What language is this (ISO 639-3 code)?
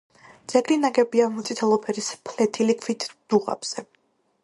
kat